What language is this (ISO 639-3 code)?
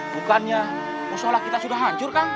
ind